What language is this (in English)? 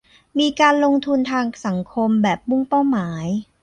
Thai